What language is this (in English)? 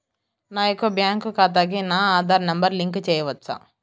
Telugu